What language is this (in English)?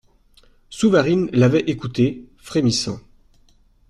French